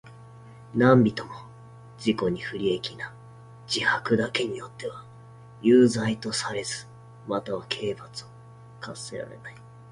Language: Japanese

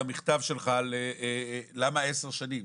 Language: Hebrew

